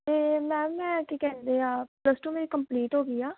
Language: Punjabi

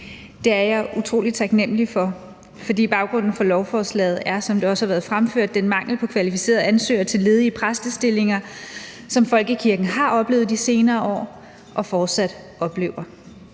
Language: Danish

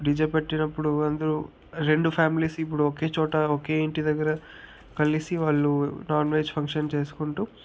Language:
Telugu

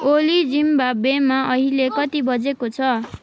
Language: Nepali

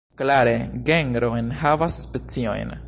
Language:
Esperanto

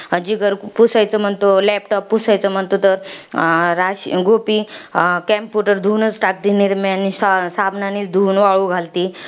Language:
Marathi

